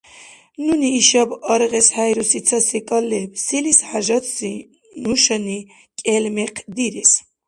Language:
Dargwa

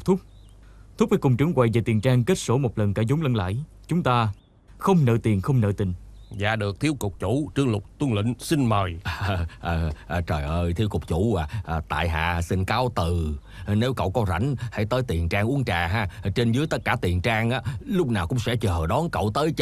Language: Vietnamese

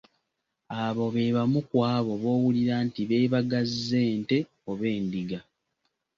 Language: Ganda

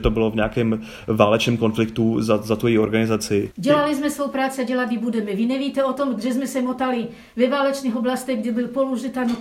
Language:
Czech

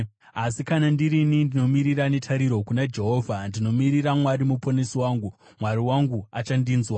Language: Shona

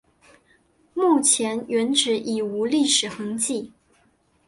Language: Chinese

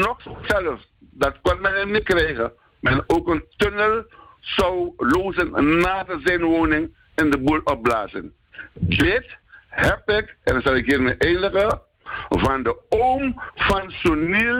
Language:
Dutch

